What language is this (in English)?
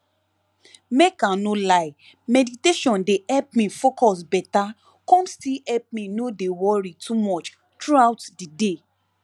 Nigerian Pidgin